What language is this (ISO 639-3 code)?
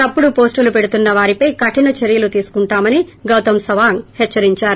tel